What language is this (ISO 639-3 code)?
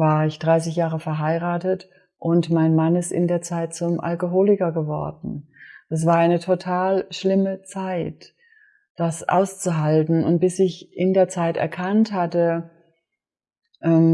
deu